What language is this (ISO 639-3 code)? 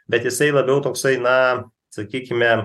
lit